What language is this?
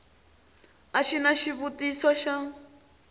Tsonga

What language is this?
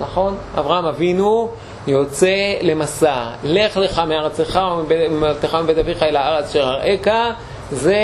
Hebrew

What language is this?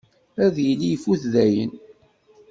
Kabyle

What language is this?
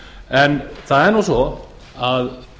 Icelandic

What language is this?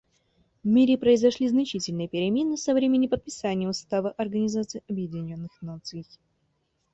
Russian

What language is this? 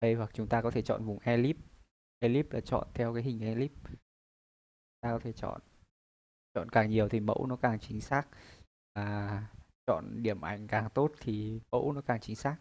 Vietnamese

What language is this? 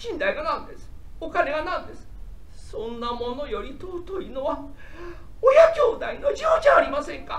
Japanese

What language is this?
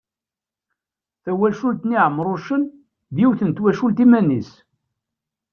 Kabyle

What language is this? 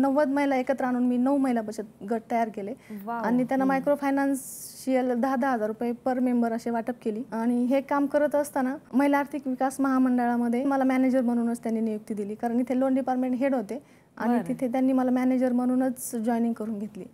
Romanian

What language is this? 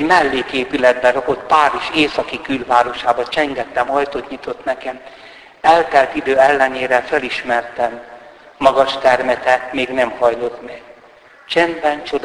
Hungarian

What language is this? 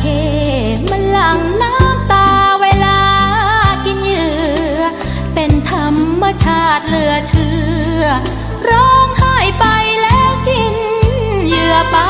Thai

